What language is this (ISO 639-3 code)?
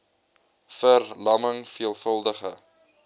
afr